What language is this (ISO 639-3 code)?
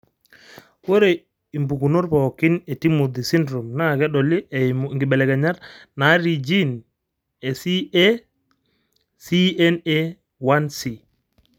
mas